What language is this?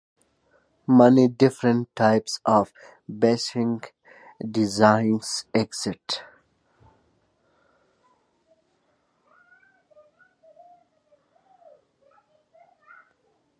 English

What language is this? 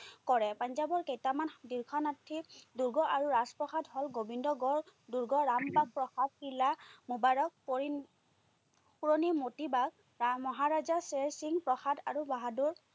Assamese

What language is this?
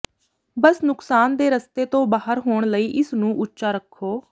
Punjabi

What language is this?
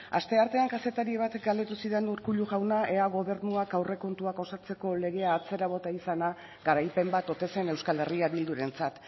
Basque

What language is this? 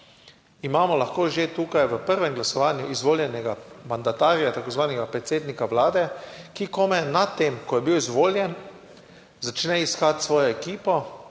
Slovenian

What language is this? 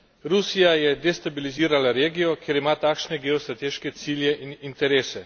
Slovenian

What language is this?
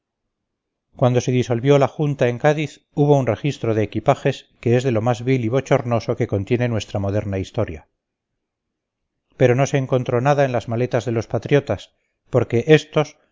Spanish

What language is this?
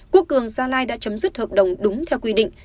Vietnamese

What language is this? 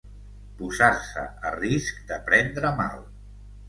Catalan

